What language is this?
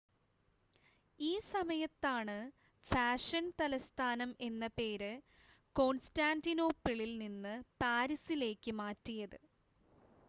Malayalam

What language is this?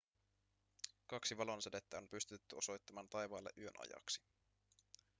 Finnish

